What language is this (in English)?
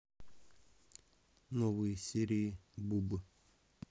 Russian